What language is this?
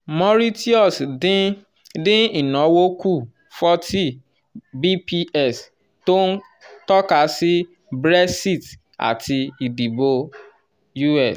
Yoruba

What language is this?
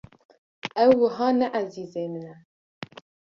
Kurdish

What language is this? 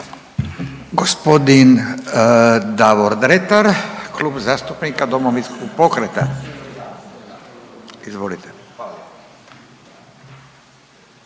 Croatian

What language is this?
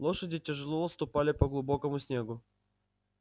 Russian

